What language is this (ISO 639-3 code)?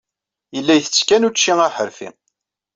kab